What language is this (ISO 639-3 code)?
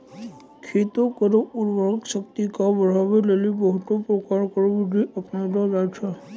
mai